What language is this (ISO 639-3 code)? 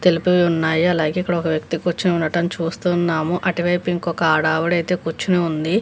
tel